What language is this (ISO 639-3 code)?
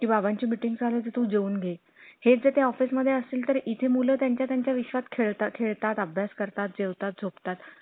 mar